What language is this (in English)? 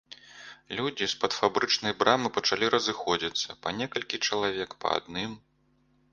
Belarusian